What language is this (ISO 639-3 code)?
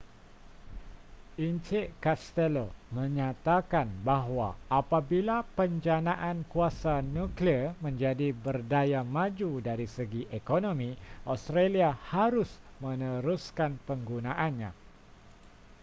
msa